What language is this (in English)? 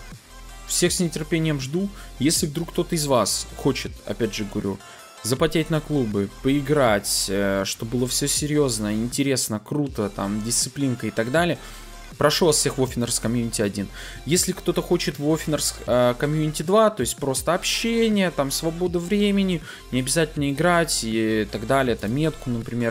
Russian